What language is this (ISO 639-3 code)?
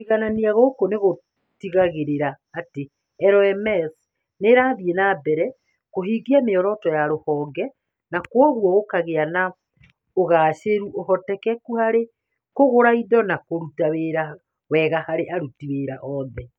kik